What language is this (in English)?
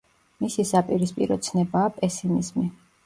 Georgian